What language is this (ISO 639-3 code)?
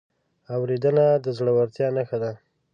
pus